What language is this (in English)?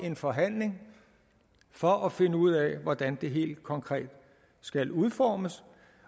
Danish